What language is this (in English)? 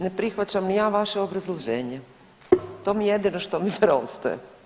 Croatian